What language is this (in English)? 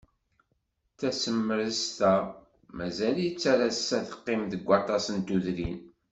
Kabyle